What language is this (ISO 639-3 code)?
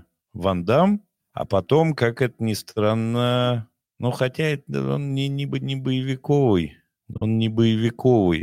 rus